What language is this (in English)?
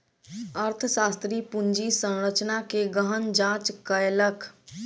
Maithili